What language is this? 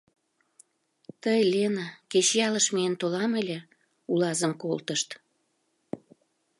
Mari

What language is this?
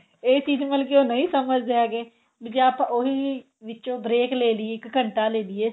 Punjabi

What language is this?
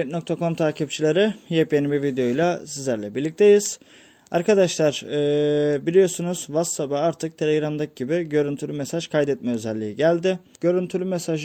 Turkish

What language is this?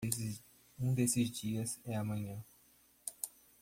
Portuguese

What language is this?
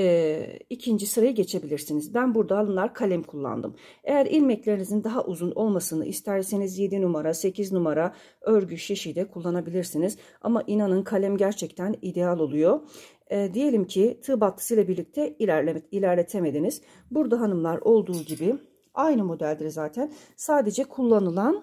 Turkish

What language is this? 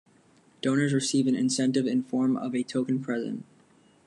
English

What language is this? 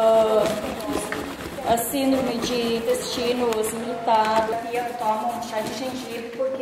Portuguese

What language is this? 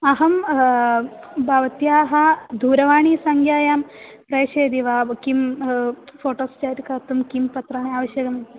Sanskrit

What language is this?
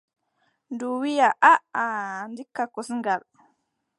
Adamawa Fulfulde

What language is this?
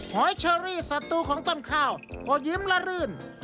Thai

